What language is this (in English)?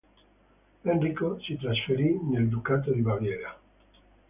Italian